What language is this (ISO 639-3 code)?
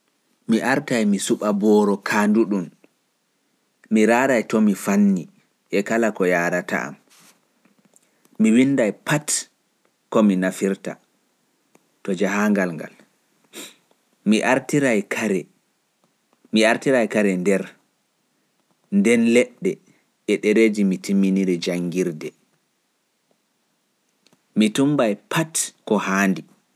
ful